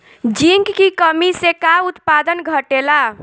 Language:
Bhojpuri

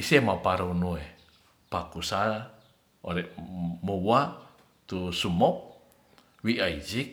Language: Ratahan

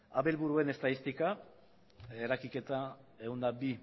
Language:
Basque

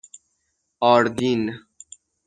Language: Persian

